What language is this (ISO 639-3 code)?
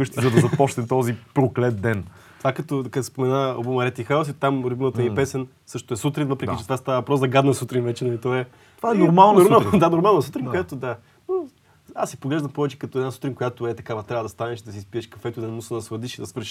bul